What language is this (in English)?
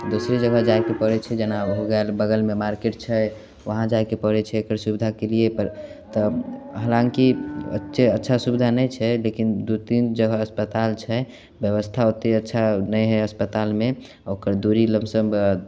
Maithili